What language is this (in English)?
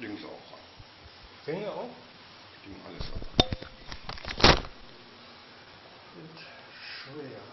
German